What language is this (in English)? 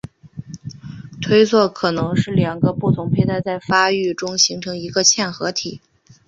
Chinese